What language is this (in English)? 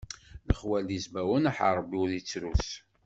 Kabyle